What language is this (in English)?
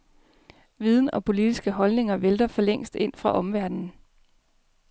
Danish